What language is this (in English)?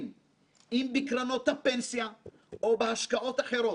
Hebrew